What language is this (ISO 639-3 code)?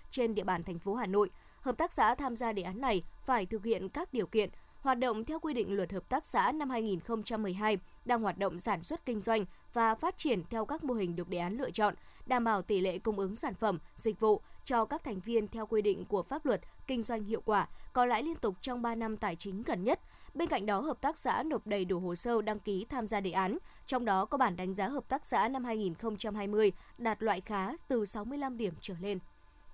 vie